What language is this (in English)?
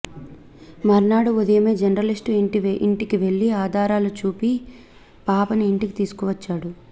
Telugu